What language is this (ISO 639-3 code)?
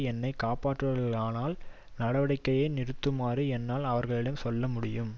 tam